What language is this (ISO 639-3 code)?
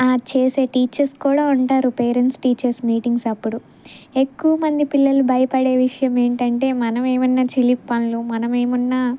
tel